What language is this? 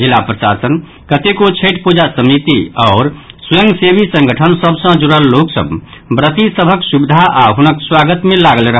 Maithili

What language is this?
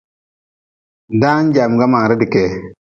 Nawdm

